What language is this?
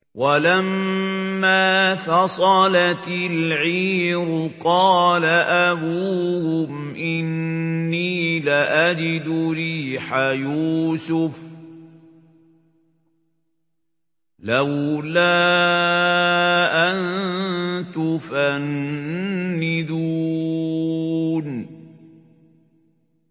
Arabic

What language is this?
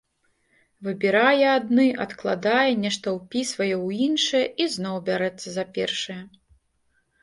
Belarusian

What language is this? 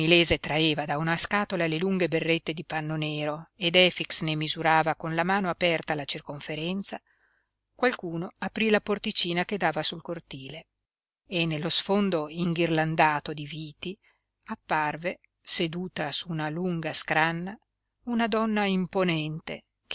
Italian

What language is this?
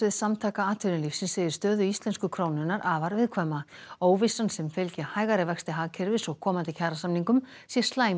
Icelandic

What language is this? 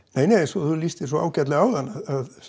Icelandic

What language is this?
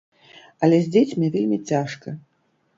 Belarusian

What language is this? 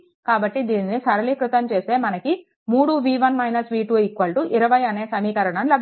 Telugu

